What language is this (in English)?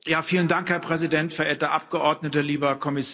German